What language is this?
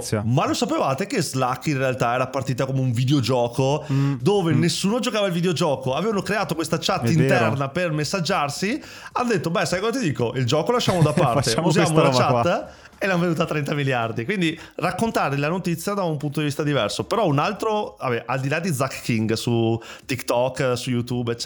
Italian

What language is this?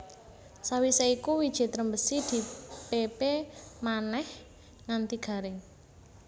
Javanese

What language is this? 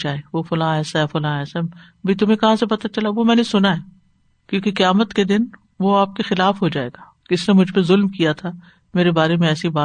Urdu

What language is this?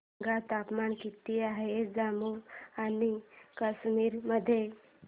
Marathi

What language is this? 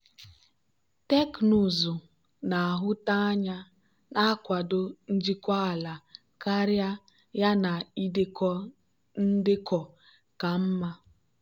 Igbo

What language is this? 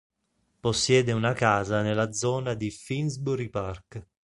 Italian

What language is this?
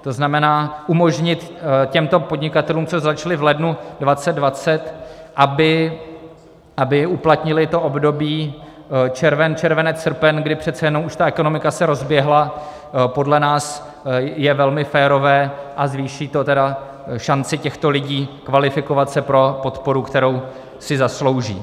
Czech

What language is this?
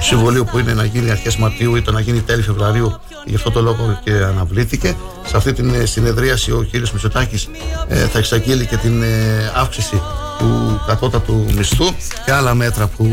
Greek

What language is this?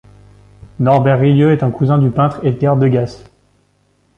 French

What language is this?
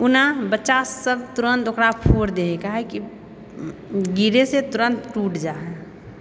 Maithili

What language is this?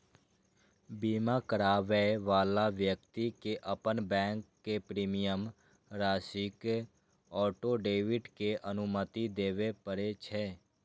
Maithili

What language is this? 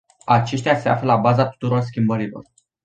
Romanian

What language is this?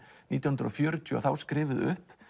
Icelandic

